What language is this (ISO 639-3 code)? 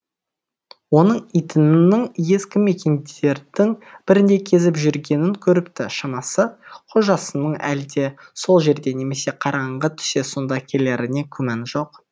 kaz